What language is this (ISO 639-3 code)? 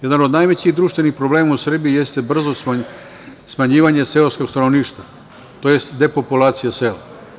srp